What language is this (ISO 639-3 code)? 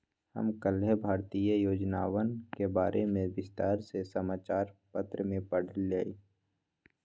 mag